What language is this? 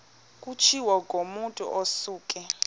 Xhosa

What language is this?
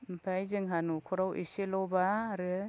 Bodo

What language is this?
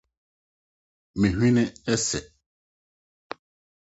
Akan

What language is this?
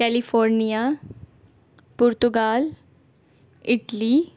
Urdu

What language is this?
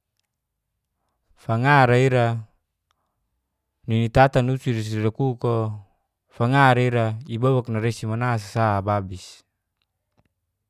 Geser-Gorom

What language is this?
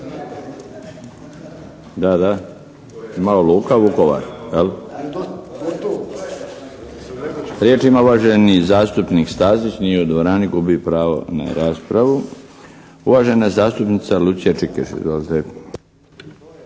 Croatian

